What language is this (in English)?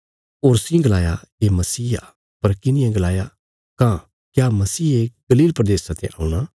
Bilaspuri